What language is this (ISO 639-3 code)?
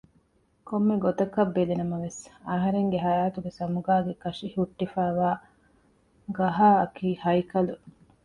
div